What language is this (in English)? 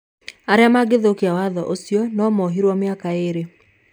Kikuyu